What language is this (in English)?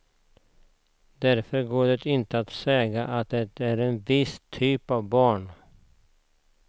Swedish